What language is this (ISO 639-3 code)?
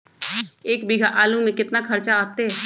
mag